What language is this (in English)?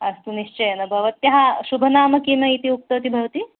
Sanskrit